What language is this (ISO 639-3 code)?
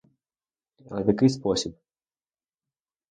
ukr